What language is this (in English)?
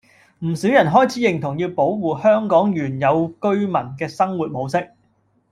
Cantonese